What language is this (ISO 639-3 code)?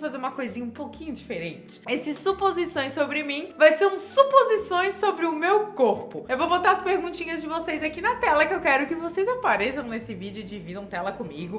por